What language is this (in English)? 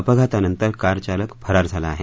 Marathi